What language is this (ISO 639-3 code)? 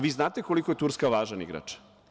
srp